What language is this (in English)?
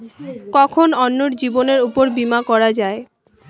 Bangla